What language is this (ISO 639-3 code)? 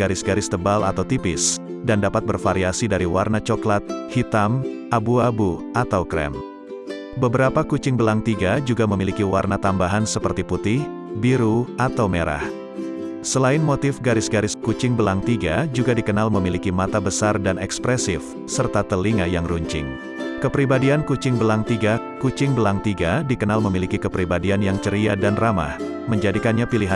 ind